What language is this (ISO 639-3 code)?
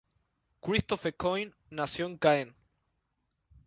spa